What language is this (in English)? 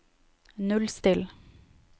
Norwegian